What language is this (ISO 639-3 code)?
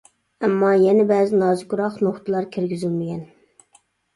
uig